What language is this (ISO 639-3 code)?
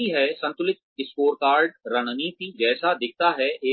hin